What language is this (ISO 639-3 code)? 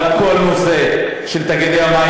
heb